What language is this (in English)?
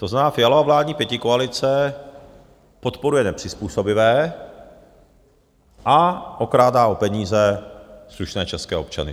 Czech